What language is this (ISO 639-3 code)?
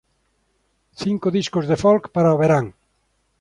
glg